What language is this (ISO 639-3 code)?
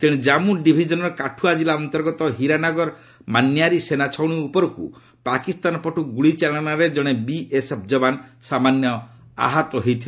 ori